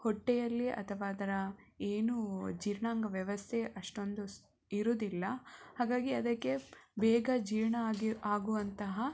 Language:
Kannada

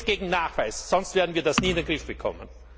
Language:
German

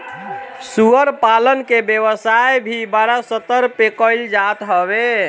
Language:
Bhojpuri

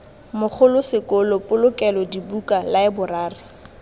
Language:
Tswana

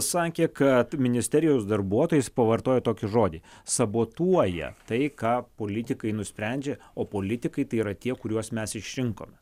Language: Lithuanian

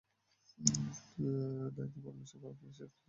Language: Bangla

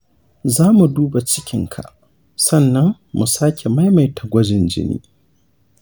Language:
Hausa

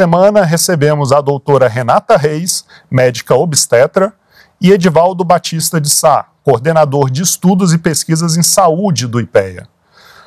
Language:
Portuguese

